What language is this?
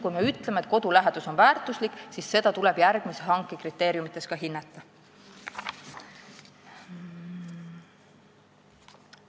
Estonian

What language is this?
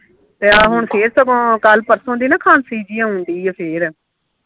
Punjabi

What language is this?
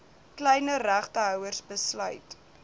Afrikaans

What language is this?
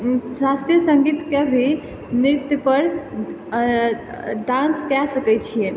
Maithili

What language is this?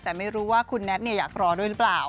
Thai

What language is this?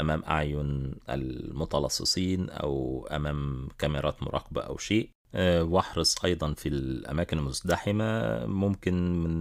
Arabic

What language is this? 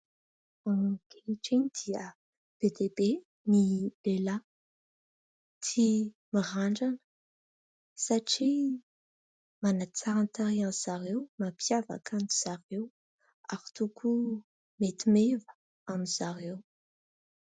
Malagasy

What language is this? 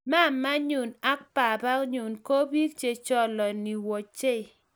Kalenjin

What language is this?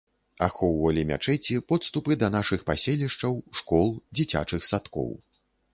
Belarusian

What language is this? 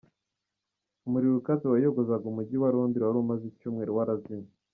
Kinyarwanda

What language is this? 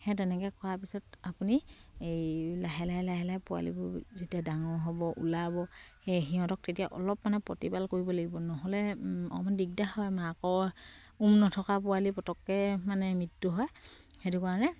Assamese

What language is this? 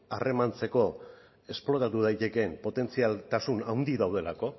Basque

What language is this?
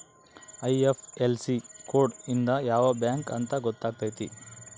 Kannada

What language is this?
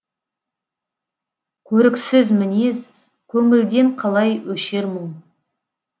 Kazakh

